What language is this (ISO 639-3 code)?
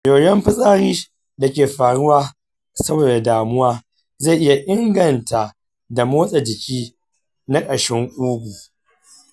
hau